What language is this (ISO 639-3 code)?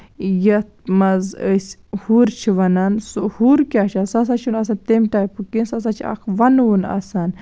kas